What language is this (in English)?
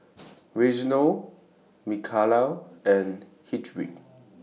English